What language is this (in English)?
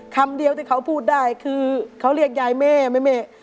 Thai